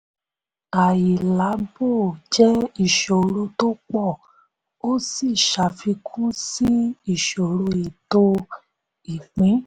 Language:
Yoruba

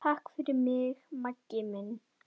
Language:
Icelandic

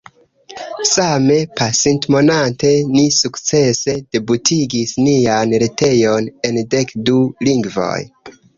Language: Esperanto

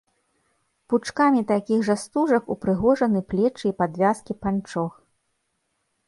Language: Belarusian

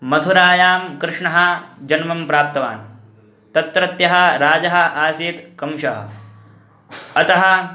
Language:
Sanskrit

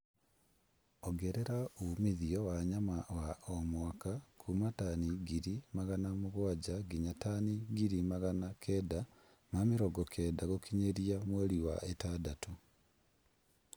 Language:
Kikuyu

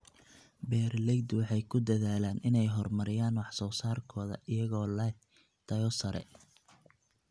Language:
Somali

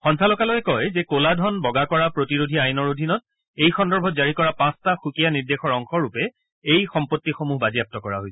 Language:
Assamese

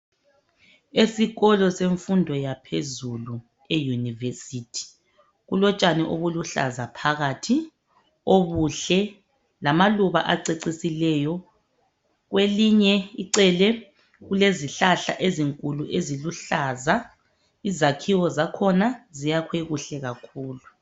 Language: North Ndebele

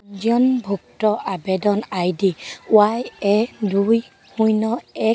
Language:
Assamese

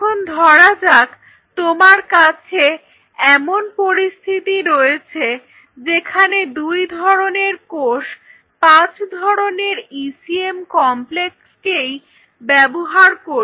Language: Bangla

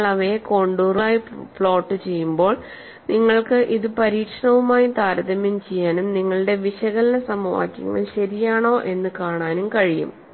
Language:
Malayalam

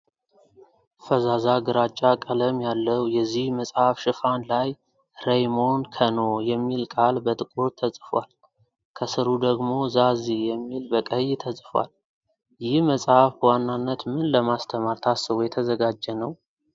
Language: Amharic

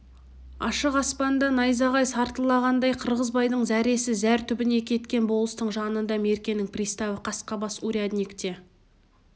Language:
Kazakh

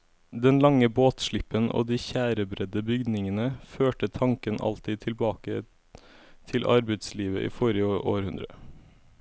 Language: Norwegian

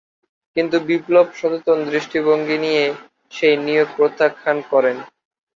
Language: Bangla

